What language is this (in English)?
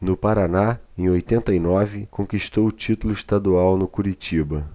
Portuguese